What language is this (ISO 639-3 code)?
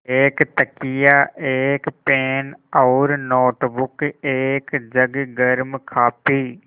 hin